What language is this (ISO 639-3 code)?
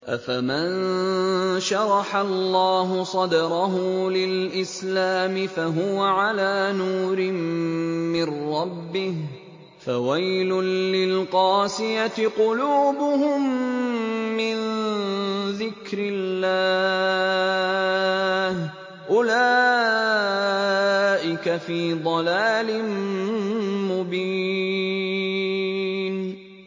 ara